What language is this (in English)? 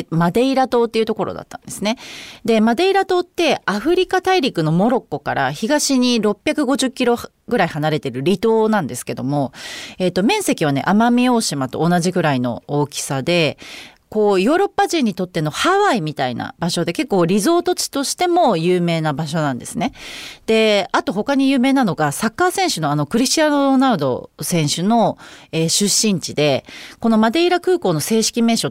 Japanese